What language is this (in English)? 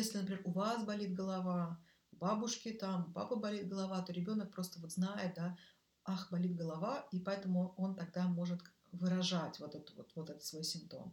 Russian